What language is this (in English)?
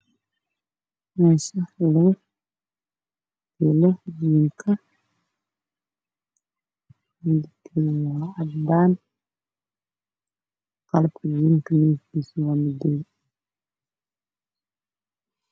Somali